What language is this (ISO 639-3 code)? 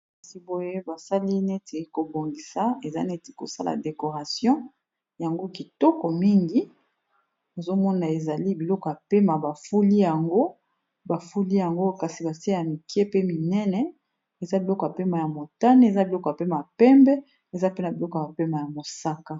lin